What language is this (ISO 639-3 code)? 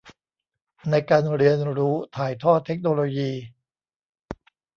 tha